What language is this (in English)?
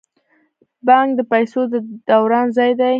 Pashto